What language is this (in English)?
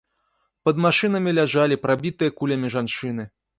Belarusian